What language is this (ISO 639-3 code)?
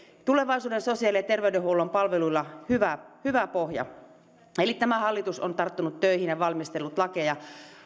fin